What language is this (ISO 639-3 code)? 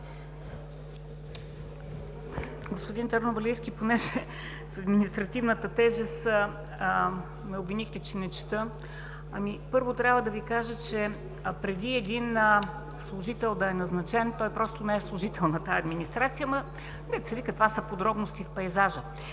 bul